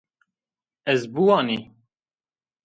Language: Zaza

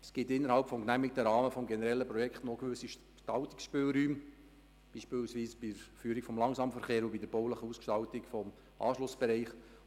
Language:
Swiss German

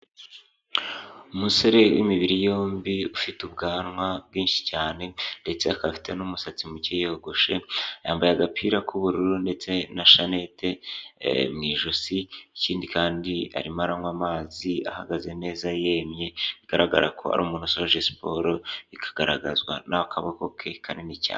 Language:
Kinyarwanda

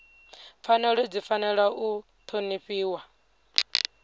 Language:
Venda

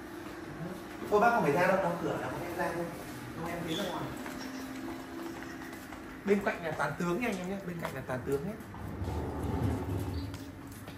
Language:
Vietnamese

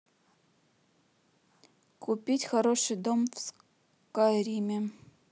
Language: Russian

